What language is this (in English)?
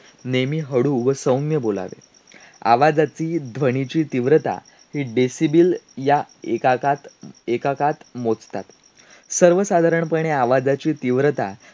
Marathi